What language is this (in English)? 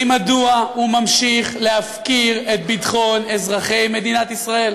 Hebrew